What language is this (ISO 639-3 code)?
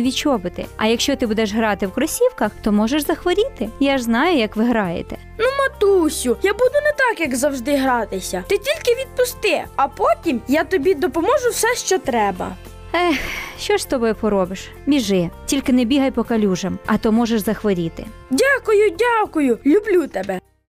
ukr